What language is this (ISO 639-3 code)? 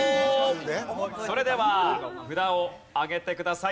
jpn